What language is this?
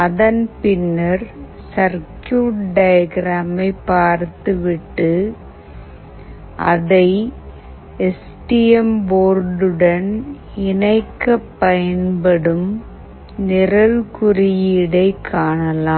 Tamil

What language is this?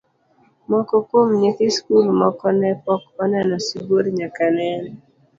Luo (Kenya and Tanzania)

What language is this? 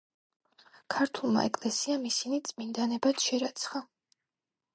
Georgian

